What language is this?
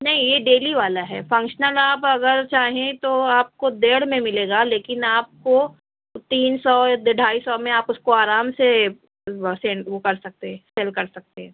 Urdu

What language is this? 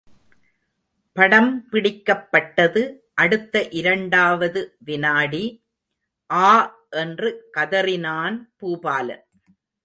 Tamil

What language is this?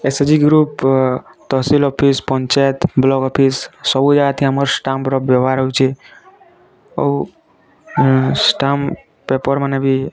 Odia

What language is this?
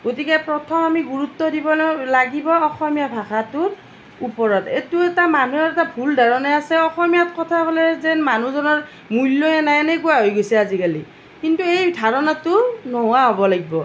Assamese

